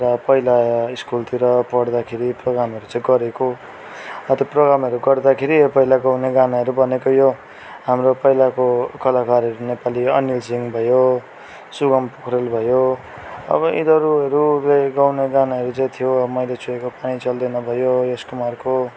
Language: Nepali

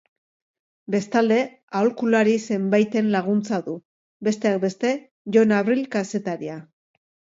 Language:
Basque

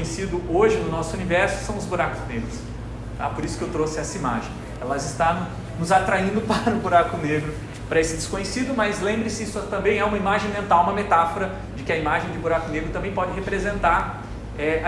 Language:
Portuguese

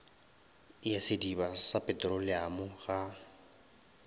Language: Northern Sotho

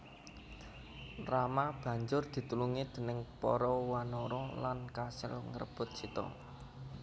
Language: Javanese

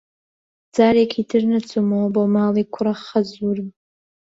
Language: Central Kurdish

